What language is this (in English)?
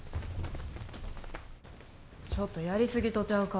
Japanese